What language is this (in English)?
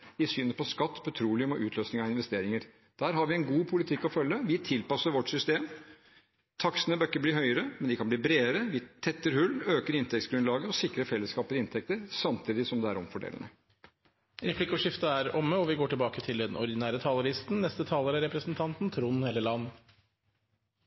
Norwegian